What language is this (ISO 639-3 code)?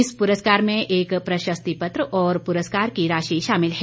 hin